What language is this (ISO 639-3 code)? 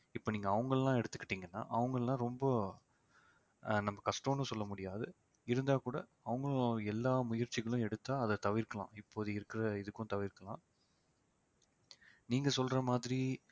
tam